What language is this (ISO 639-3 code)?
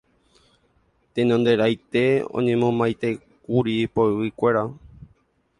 grn